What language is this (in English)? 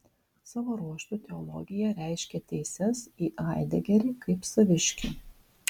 Lithuanian